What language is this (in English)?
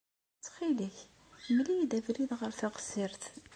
Kabyle